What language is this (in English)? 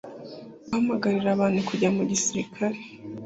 Kinyarwanda